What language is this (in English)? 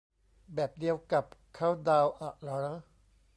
Thai